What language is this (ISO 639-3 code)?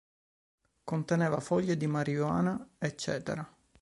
ita